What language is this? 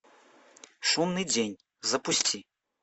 Russian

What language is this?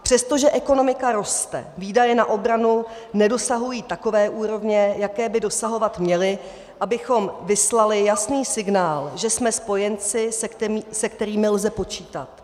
Czech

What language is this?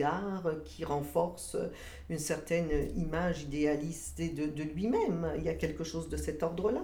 French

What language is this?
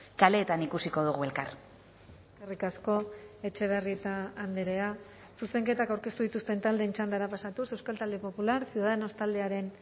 Basque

